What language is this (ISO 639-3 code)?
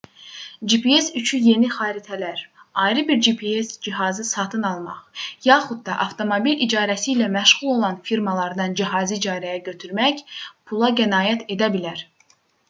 aze